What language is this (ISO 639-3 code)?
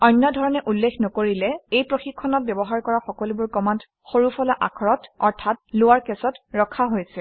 asm